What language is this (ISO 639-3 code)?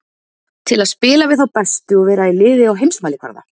isl